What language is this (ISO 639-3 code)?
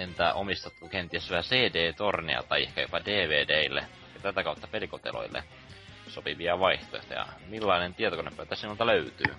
fin